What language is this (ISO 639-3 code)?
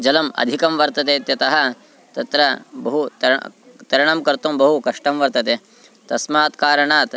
san